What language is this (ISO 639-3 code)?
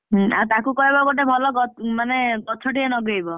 ori